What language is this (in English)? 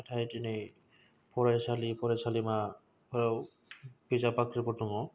Bodo